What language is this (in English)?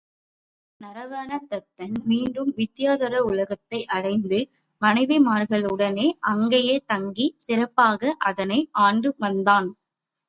Tamil